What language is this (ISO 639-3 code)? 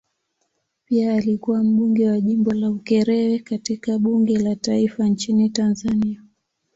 swa